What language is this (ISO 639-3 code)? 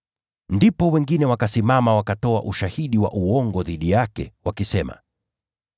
swa